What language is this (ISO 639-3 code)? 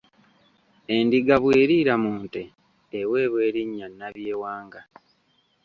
lug